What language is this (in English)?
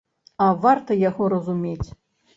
Belarusian